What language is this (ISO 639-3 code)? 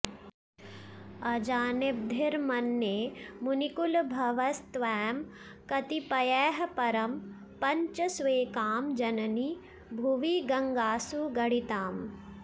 san